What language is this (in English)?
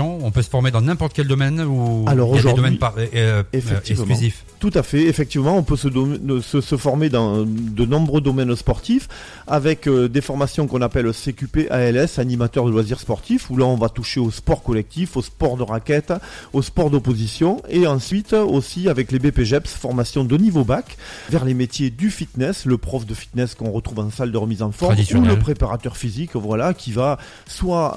French